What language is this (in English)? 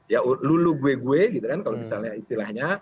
Indonesian